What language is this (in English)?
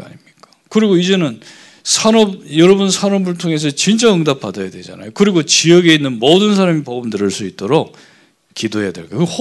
Korean